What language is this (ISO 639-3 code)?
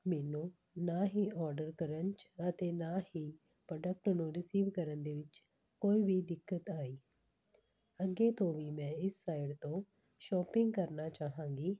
pan